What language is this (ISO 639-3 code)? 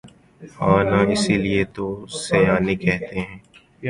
urd